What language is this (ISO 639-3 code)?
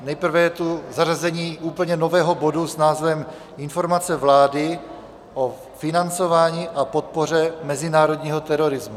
ces